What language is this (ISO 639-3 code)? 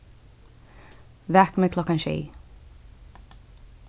fao